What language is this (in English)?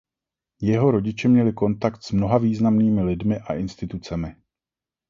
Czech